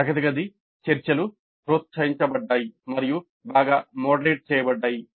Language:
Telugu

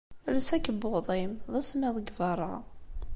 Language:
Kabyle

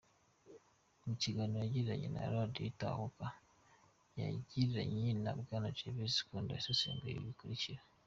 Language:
Kinyarwanda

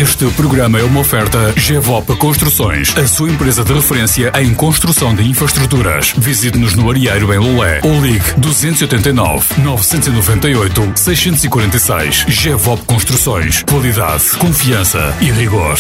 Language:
Portuguese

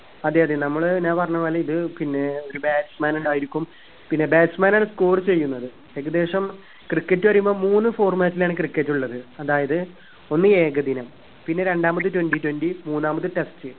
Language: Malayalam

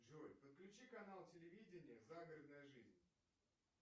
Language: Russian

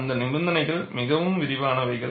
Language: Tamil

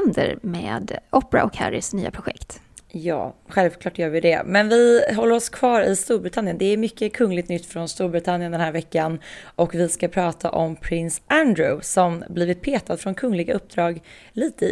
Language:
Swedish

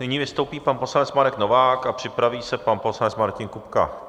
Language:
Czech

